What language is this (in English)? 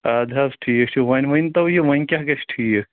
Kashmiri